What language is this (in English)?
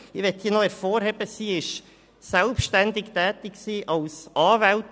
Swiss German